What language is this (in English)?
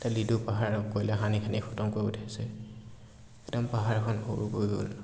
Assamese